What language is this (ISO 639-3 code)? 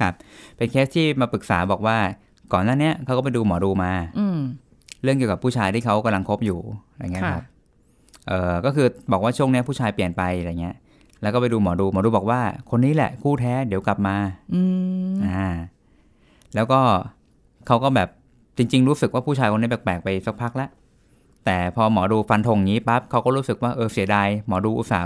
tha